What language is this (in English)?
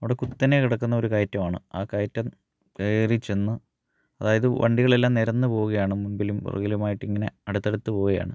Malayalam